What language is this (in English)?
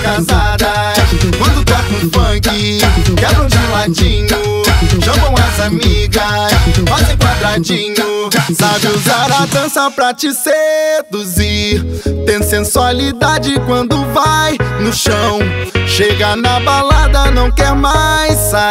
Portuguese